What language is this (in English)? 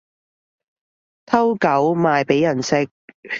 Cantonese